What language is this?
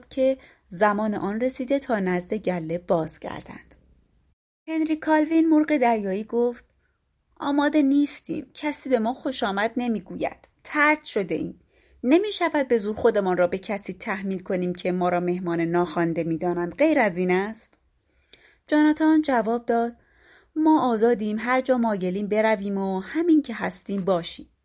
Persian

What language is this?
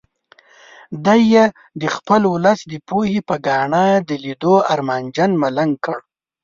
Pashto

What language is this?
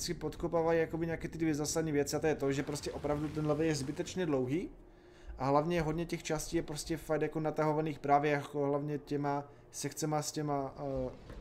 Czech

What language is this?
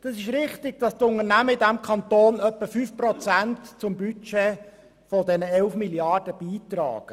Swiss German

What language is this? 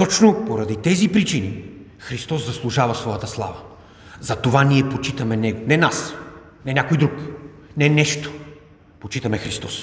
Bulgarian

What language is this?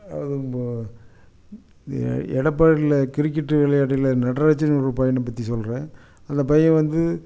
Tamil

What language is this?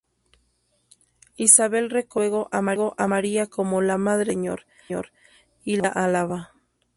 Spanish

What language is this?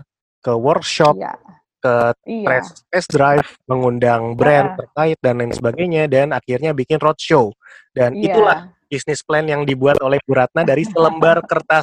Indonesian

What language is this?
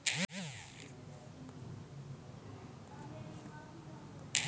Maithili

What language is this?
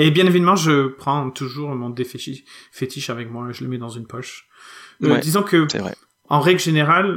French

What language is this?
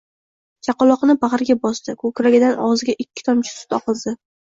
Uzbek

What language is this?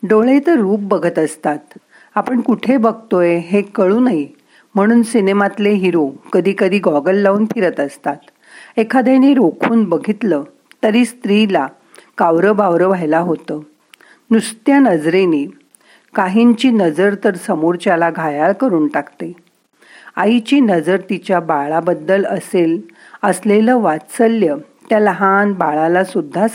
Marathi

